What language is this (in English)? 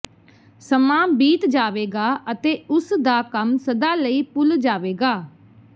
Punjabi